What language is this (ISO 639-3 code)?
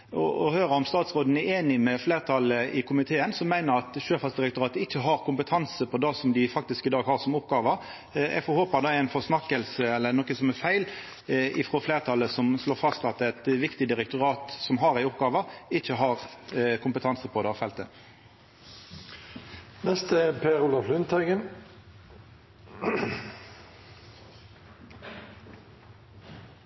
nor